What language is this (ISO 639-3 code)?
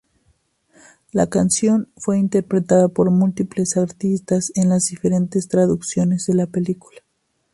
spa